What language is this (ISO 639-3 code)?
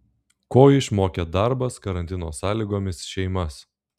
lit